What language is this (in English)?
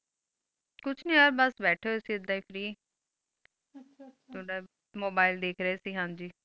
Punjabi